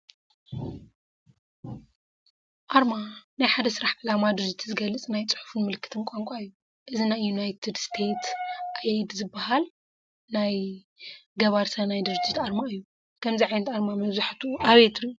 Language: Tigrinya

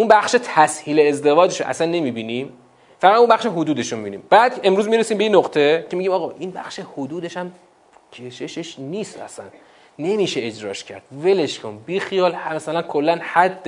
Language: Persian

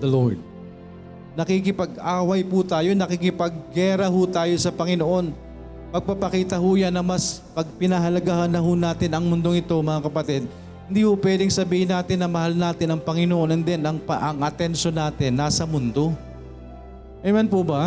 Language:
Filipino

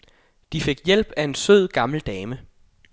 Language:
Danish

